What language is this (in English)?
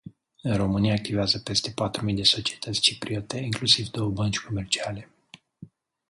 Romanian